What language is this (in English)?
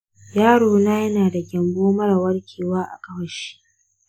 Hausa